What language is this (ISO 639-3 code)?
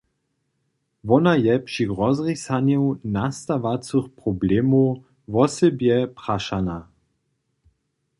hsb